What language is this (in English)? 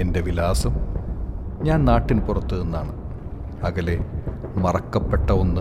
Malayalam